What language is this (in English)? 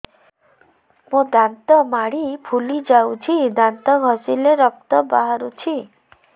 Odia